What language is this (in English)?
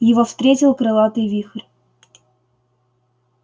Russian